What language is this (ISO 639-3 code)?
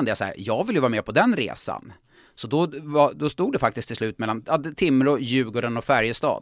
swe